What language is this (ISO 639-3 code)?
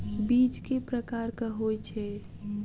mai